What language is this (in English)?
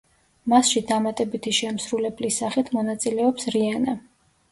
Georgian